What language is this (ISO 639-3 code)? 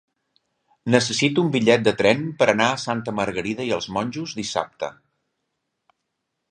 cat